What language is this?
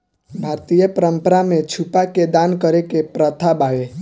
Bhojpuri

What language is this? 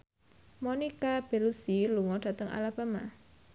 Javanese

